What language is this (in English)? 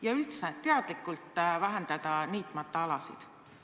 Estonian